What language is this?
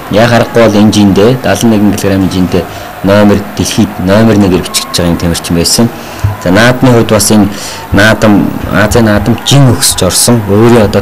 Romanian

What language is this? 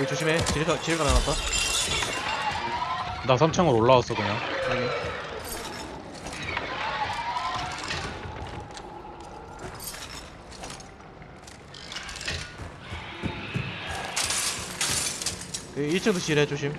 Korean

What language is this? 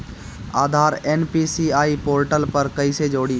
Bhojpuri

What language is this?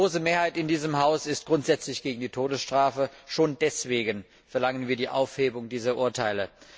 German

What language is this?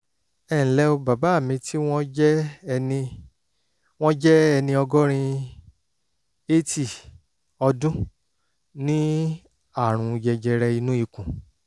Yoruba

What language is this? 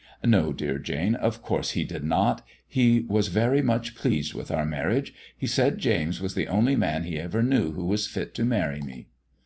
English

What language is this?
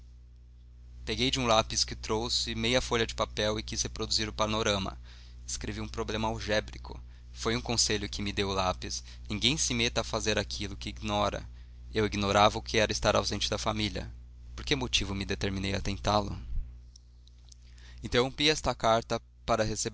Portuguese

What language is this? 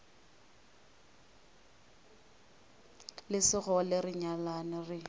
Northern Sotho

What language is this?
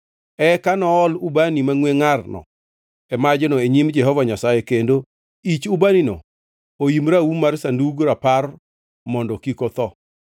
Luo (Kenya and Tanzania)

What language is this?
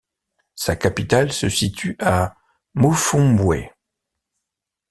French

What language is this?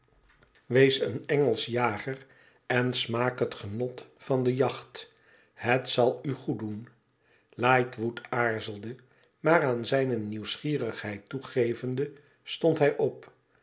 Dutch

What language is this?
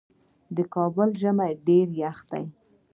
Pashto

